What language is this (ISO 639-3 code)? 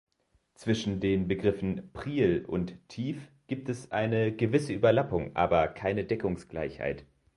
deu